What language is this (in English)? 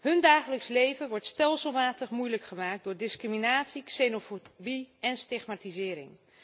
Dutch